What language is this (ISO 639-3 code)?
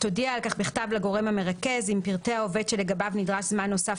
heb